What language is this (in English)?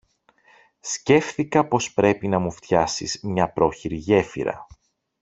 Greek